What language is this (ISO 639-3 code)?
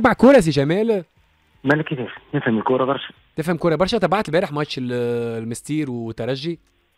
ara